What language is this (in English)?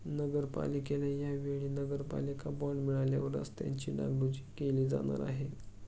Marathi